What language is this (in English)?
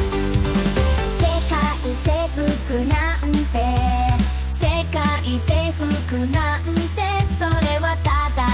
Japanese